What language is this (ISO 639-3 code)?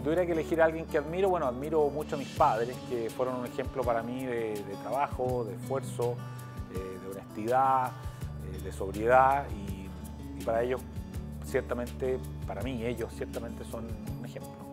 spa